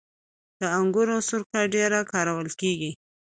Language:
Pashto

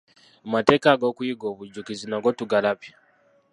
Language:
Ganda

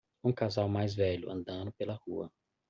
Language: Portuguese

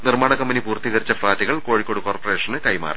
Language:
Malayalam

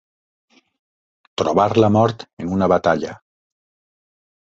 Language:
Catalan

